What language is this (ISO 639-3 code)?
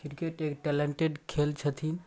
mai